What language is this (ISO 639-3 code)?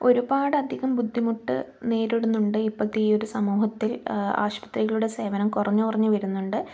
mal